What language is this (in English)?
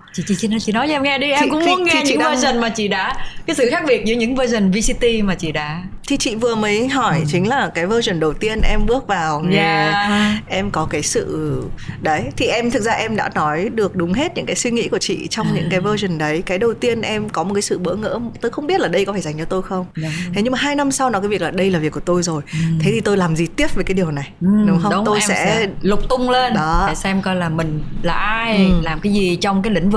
Vietnamese